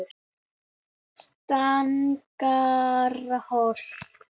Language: Icelandic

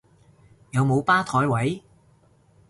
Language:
Cantonese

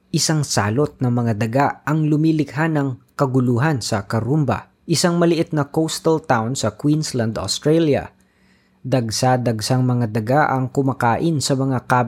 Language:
Filipino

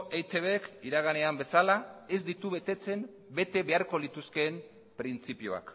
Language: Basque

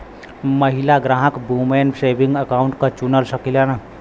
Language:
Bhojpuri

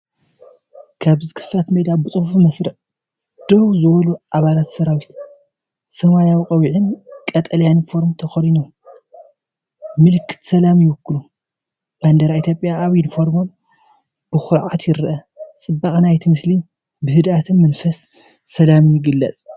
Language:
Tigrinya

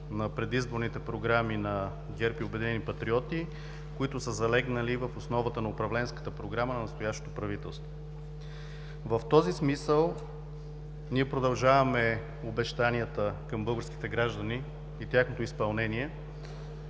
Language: Bulgarian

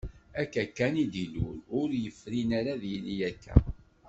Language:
Kabyle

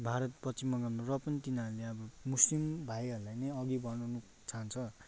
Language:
Nepali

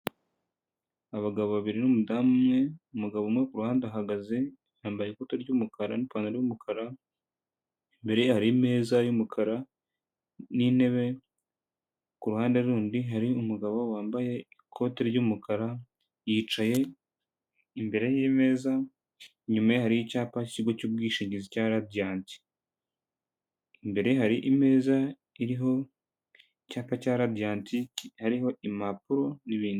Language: Kinyarwanda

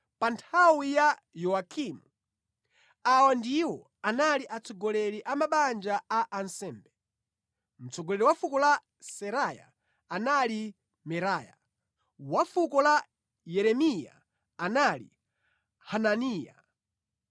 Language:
Nyanja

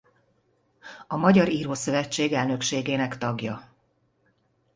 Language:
Hungarian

